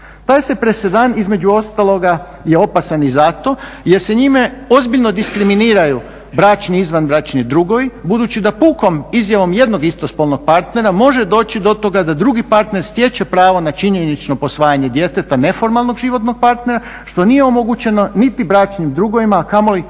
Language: Croatian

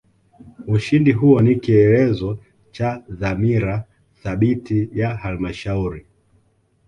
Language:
Swahili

